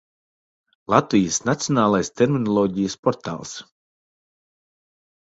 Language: Latvian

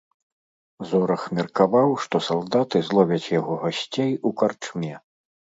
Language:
Belarusian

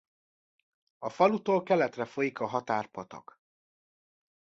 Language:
Hungarian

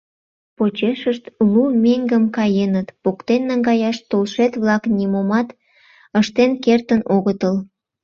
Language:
Mari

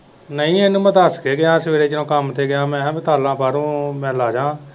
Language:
Punjabi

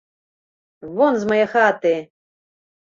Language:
Belarusian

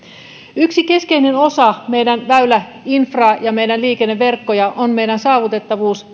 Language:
Finnish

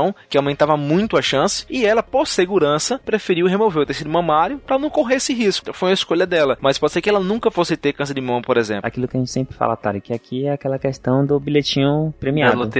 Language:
Portuguese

